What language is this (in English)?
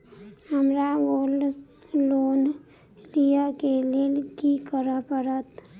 Maithili